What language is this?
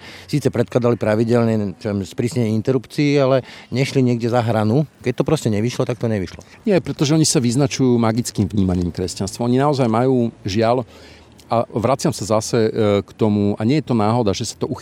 Slovak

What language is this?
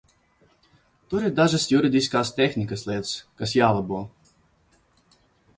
Latvian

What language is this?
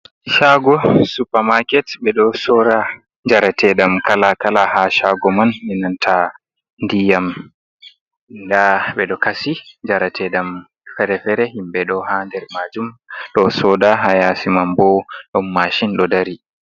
Fula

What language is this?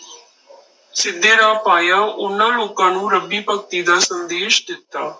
Punjabi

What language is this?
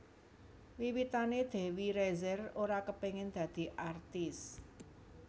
Javanese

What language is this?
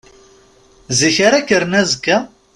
Kabyle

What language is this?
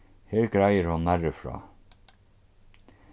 Faroese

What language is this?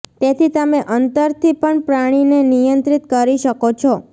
Gujarati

